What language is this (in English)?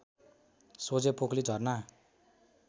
Nepali